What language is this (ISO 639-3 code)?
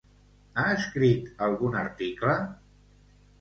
cat